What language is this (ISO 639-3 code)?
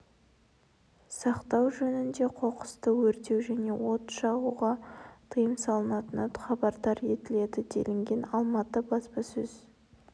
kaz